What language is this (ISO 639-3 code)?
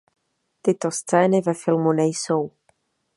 ces